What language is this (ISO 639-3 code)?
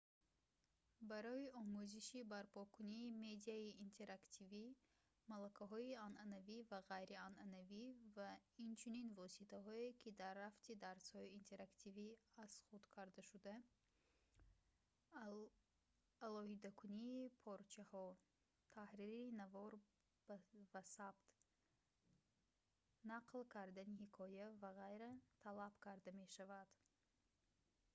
tgk